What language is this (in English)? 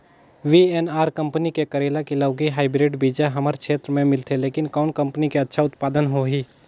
Chhattisgarhi